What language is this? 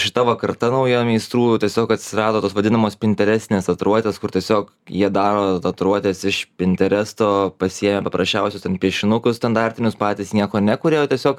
Lithuanian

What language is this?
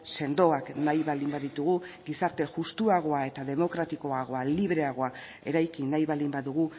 Basque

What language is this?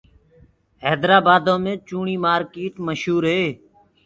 Gurgula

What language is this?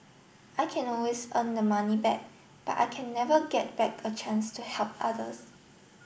English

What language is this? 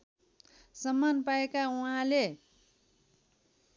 Nepali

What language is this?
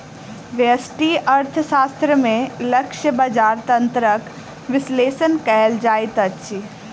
Maithili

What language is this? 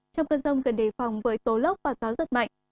Vietnamese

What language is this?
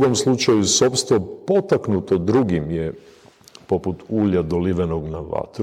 Croatian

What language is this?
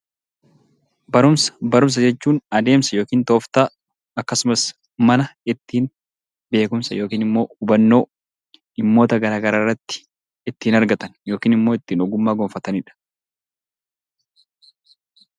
Oromo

